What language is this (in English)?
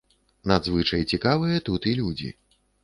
Belarusian